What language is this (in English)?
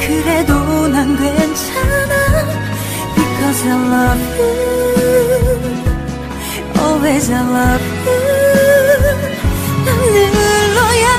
Korean